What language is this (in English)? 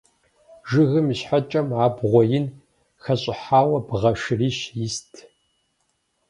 Kabardian